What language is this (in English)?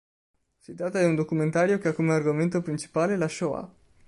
Italian